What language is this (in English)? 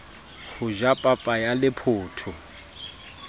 Southern Sotho